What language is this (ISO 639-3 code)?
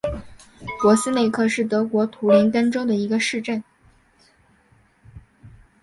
zho